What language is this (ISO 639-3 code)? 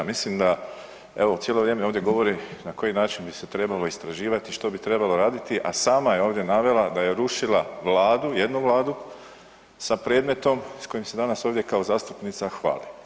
hrv